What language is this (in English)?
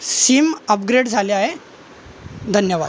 Marathi